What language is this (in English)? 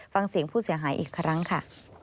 Thai